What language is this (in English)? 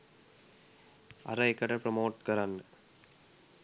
Sinhala